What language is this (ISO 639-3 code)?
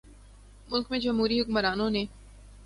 urd